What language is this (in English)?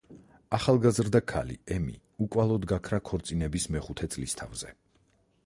Georgian